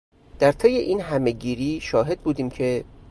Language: Persian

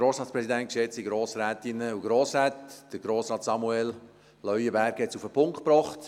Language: Swiss German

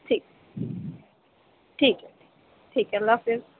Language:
Urdu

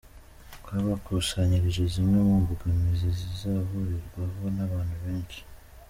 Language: Kinyarwanda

